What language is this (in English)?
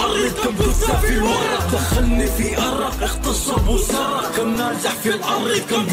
Arabic